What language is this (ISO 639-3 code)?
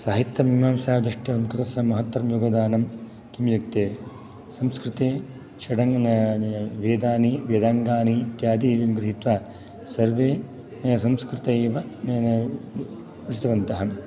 san